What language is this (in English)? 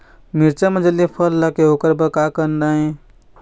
Chhattisgarhi